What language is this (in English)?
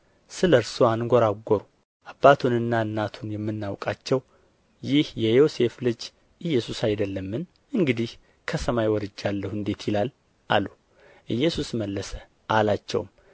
Amharic